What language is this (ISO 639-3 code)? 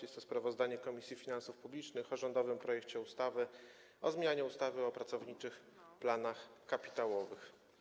pol